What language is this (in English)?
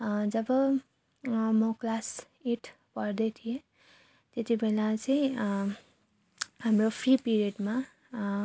Nepali